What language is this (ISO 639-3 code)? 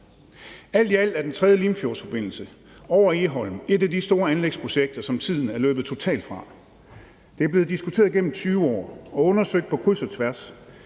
dan